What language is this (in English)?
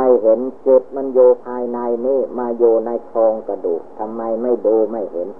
Thai